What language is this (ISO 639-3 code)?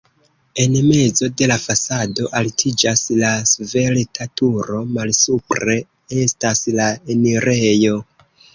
epo